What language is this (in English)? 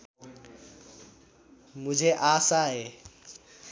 Nepali